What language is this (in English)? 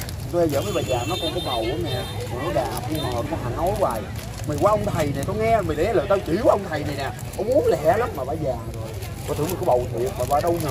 Vietnamese